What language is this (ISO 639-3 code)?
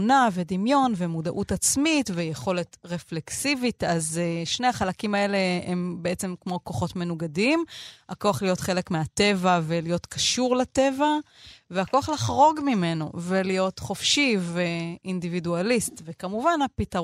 heb